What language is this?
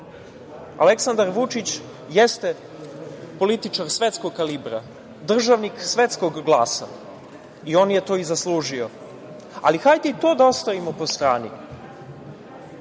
Serbian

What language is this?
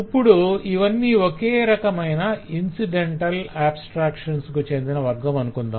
Telugu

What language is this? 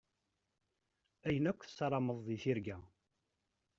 Kabyle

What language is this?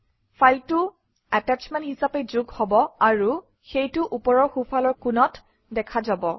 Assamese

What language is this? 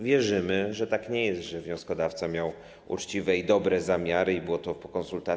Polish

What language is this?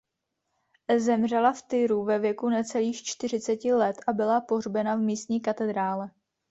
Czech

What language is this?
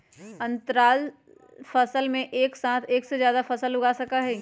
Magahi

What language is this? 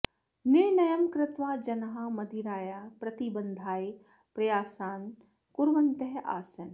Sanskrit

